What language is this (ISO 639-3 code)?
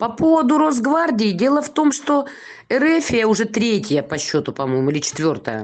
rus